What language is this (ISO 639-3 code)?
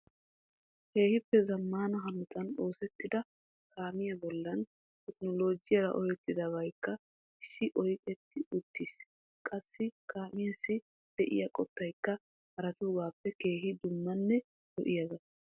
wal